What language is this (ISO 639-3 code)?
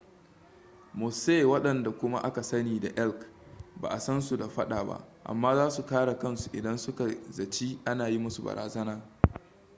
hau